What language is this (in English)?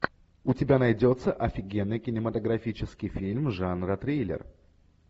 Russian